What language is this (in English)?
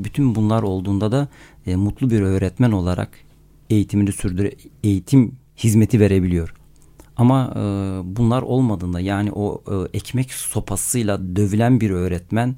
Turkish